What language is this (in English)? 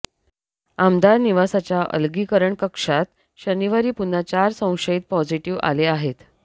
Marathi